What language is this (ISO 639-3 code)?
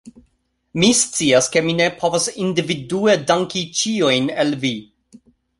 epo